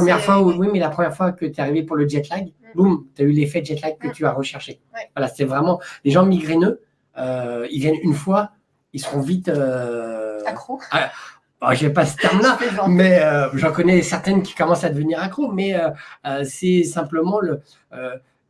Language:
French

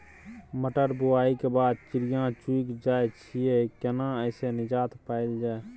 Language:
Maithili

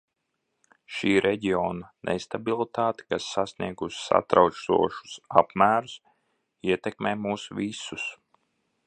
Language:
Latvian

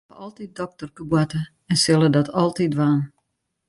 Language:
Western Frisian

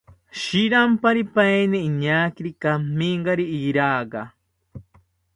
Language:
South Ucayali Ashéninka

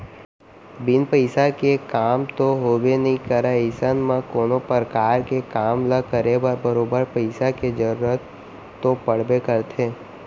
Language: Chhattisgarhi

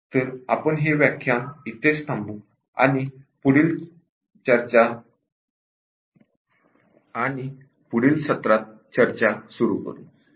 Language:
Marathi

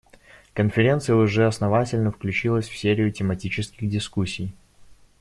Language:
Russian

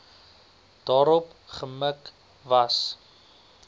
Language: Afrikaans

